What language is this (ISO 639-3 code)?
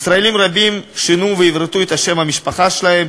heb